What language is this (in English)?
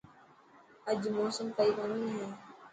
Dhatki